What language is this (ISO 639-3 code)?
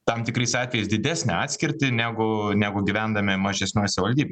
lit